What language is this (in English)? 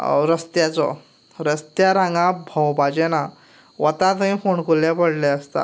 Konkani